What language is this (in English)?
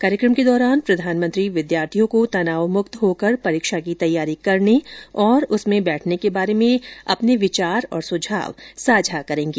Hindi